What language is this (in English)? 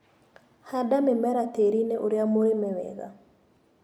Kikuyu